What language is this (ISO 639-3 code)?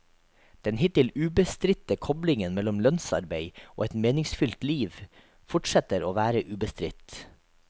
nor